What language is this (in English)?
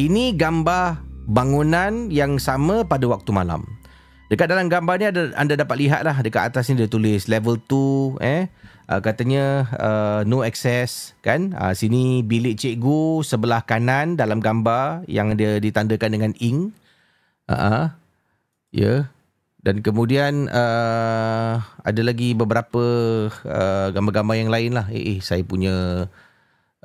Malay